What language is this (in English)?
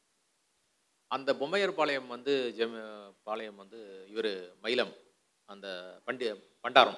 Tamil